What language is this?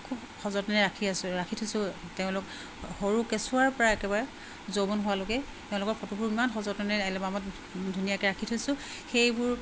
Assamese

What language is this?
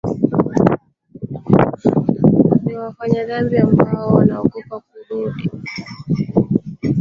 Swahili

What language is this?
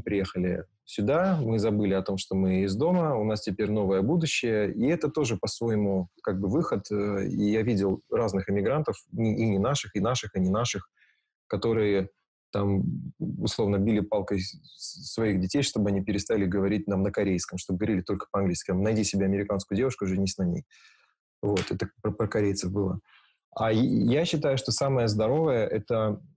Russian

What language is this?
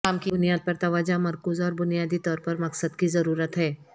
Urdu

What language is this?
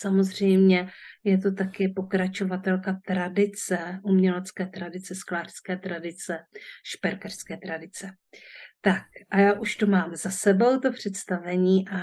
Czech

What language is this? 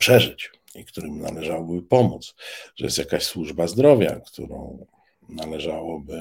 Polish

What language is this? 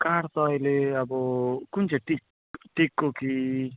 Nepali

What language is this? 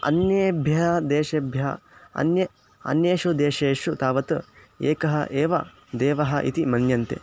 Sanskrit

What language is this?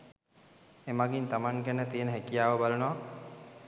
Sinhala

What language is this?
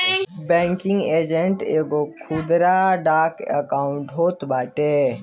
Bhojpuri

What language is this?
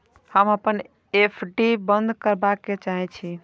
Maithili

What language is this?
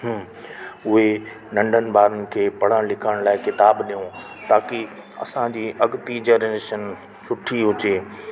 Sindhi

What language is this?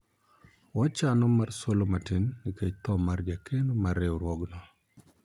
Luo (Kenya and Tanzania)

